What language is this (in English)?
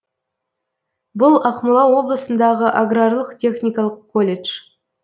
Kazakh